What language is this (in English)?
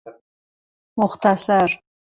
Persian